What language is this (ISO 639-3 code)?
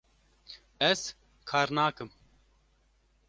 kur